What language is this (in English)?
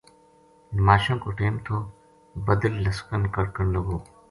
Gujari